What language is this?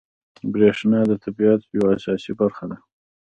Pashto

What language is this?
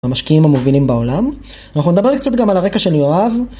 Hebrew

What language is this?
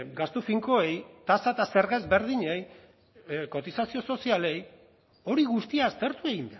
Basque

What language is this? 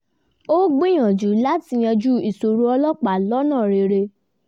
Yoruba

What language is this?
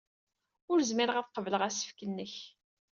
Kabyle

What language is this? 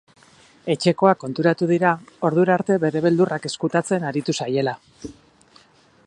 Basque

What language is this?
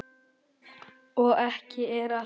Icelandic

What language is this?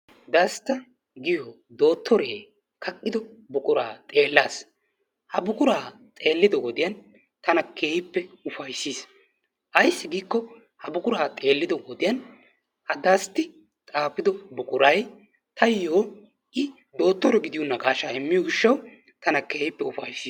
Wolaytta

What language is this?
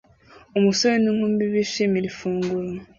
Kinyarwanda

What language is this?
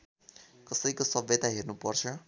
Nepali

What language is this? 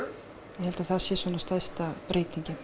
Icelandic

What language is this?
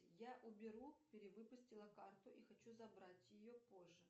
Russian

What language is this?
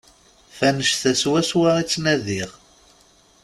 Kabyle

